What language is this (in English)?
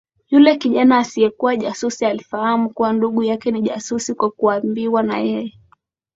Swahili